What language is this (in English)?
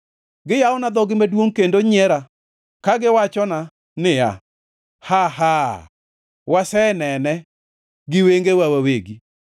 Luo (Kenya and Tanzania)